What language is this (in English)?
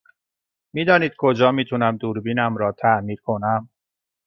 Persian